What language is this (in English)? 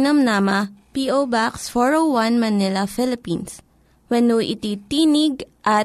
Filipino